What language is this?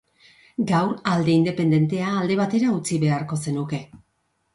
Basque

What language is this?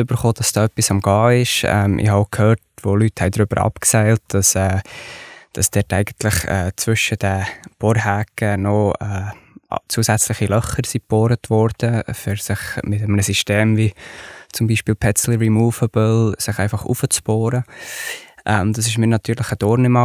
German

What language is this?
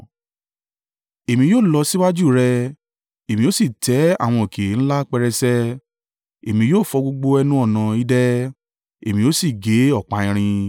Yoruba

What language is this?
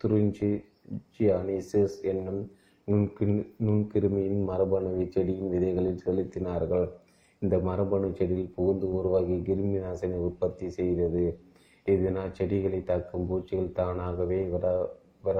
Tamil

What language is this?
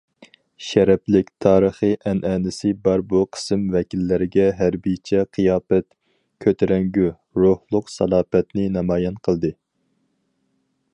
Uyghur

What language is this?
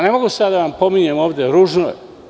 Serbian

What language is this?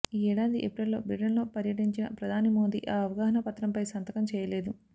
Telugu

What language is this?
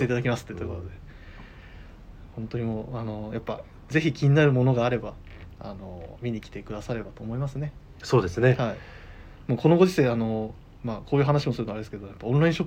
Japanese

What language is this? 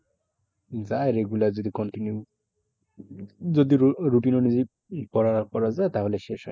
Bangla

